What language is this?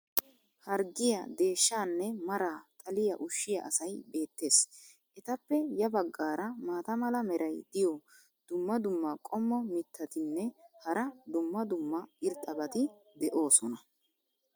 Wolaytta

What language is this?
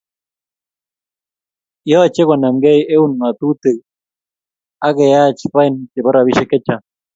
Kalenjin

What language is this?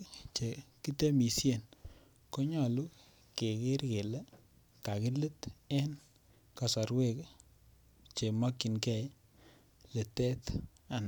Kalenjin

